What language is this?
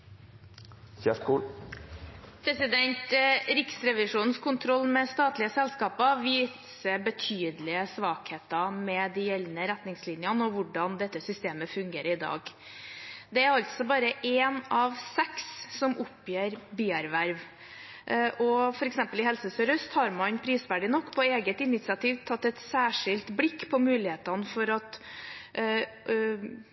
Norwegian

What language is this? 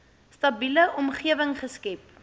Afrikaans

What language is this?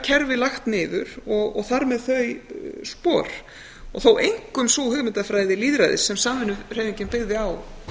Icelandic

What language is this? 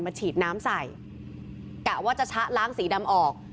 Thai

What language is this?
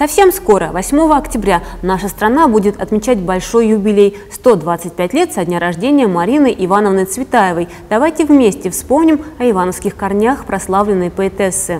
Russian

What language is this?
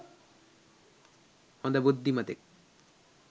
Sinhala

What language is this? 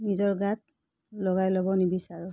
Assamese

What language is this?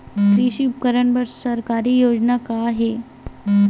Chhattisgarhi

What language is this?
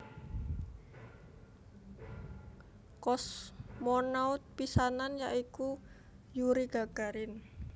Javanese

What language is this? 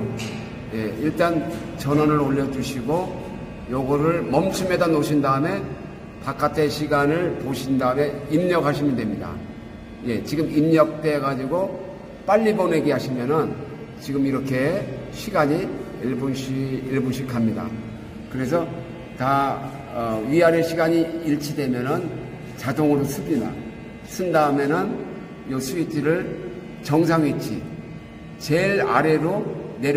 Korean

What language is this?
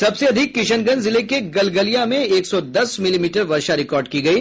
Hindi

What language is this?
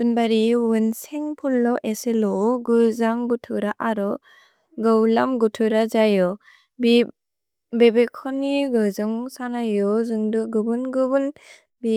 Bodo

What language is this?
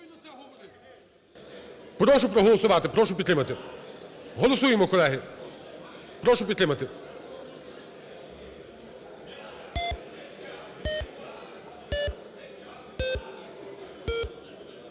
Ukrainian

